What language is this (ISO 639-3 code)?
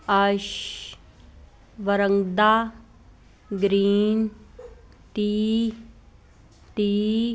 pan